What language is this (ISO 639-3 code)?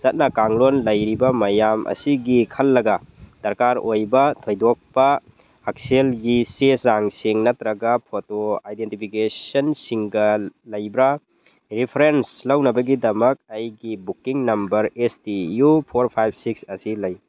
mni